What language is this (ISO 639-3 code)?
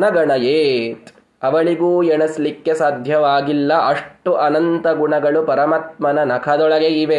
kan